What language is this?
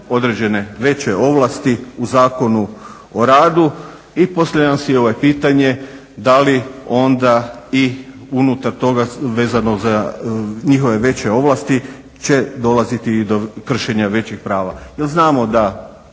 Croatian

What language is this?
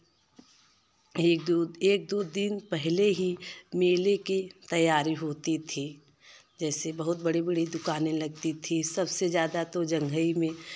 Hindi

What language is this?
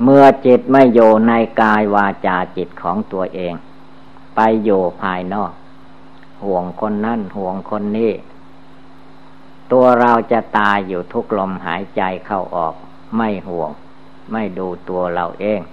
Thai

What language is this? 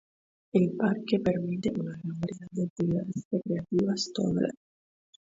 Spanish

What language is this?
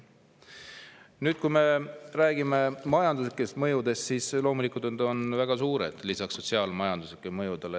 Estonian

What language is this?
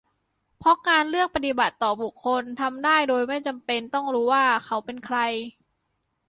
Thai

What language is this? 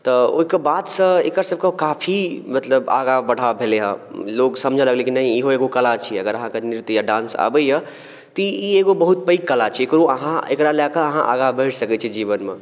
Maithili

